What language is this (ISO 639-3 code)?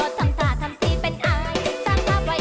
tha